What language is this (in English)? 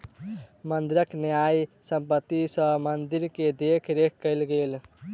Maithili